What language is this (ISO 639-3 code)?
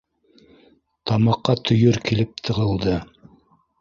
bak